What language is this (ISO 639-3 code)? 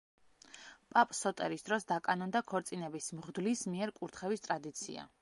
kat